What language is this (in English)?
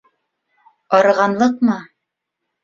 Bashkir